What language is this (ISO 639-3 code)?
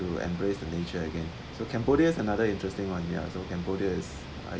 eng